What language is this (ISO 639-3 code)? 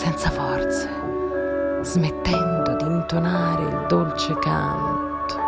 ita